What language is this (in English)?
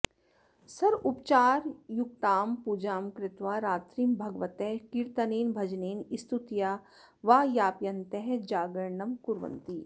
Sanskrit